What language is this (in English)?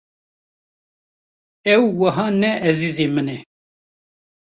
Kurdish